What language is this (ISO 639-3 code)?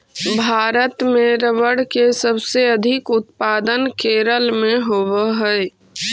mag